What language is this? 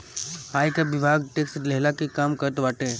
Bhojpuri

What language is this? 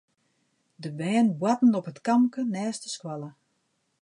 Western Frisian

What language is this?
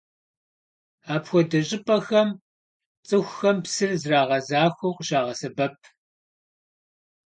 Kabardian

